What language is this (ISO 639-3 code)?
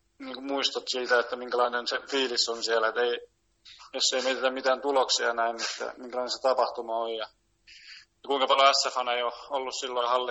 fin